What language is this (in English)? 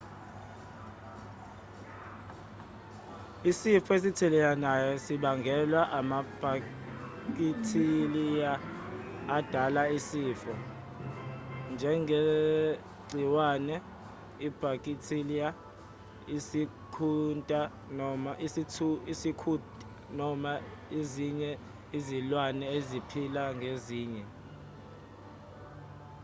Zulu